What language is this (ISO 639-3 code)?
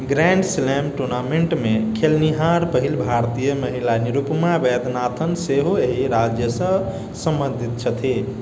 mai